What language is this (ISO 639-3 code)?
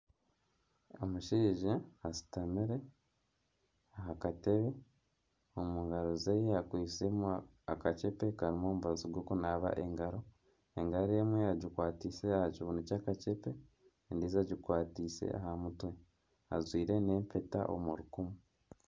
nyn